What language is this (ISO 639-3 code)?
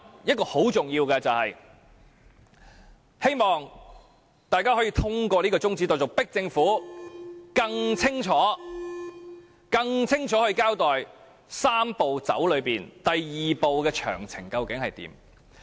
yue